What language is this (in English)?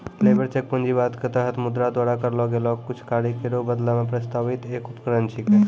Maithili